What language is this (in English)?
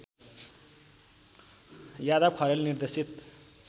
Nepali